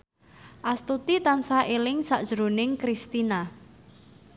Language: Javanese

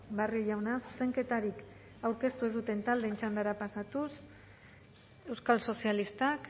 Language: Basque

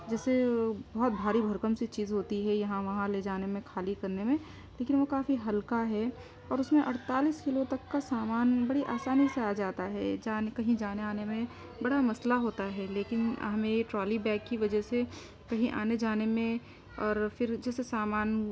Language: Urdu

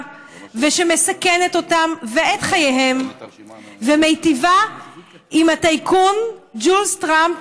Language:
Hebrew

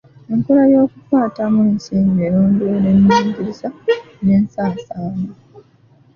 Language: Ganda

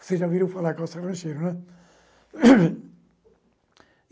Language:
Portuguese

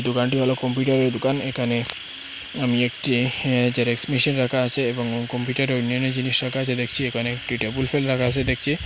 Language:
Bangla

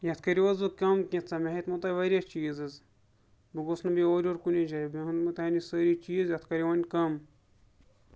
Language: Kashmiri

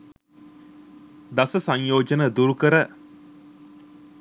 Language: Sinhala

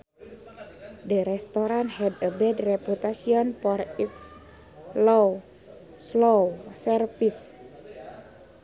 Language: Sundanese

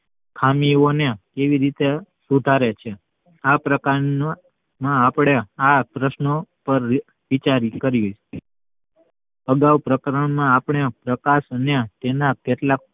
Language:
Gujarati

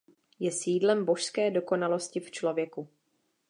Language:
Czech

